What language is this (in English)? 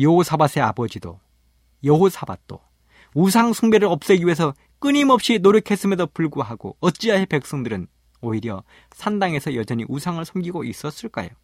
Korean